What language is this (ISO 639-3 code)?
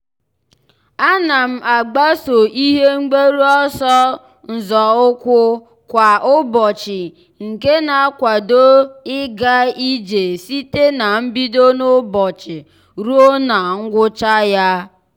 ibo